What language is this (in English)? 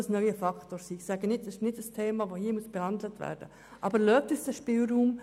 Swiss German